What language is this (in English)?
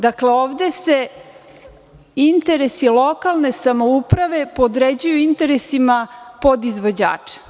Serbian